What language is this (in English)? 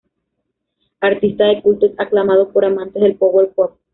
Spanish